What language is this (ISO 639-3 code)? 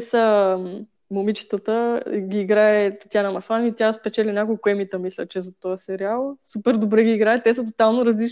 bul